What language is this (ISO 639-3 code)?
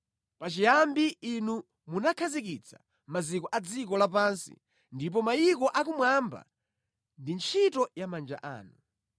nya